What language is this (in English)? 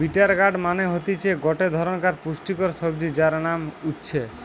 Bangla